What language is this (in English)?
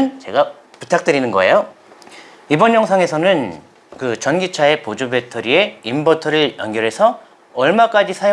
Korean